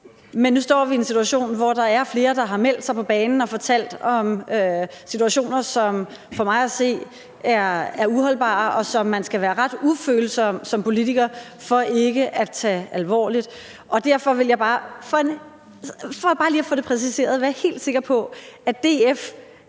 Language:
Danish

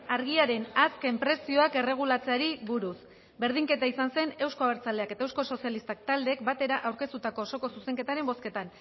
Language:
Basque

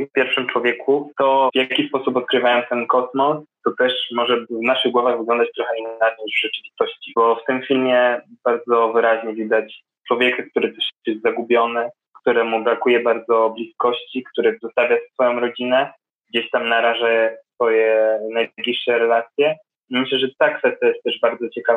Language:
Polish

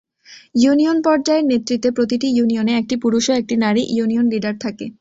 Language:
Bangla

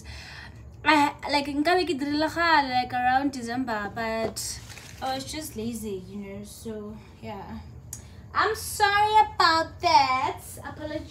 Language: English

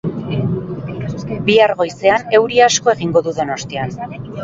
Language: Basque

